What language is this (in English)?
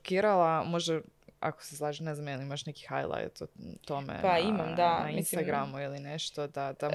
Croatian